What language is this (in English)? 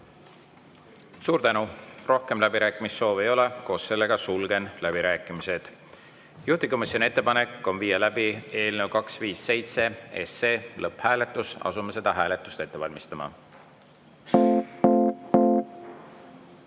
Estonian